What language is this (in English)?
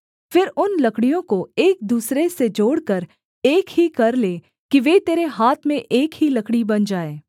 Hindi